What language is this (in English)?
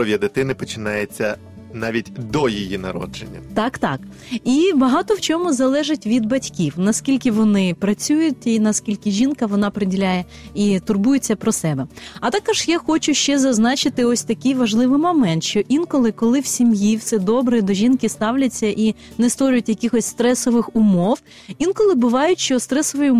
Ukrainian